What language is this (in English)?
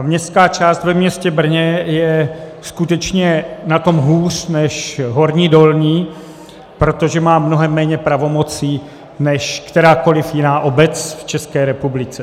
Czech